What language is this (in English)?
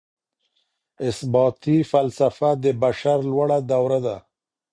Pashto